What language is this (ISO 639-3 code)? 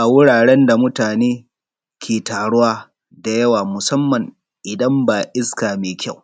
hau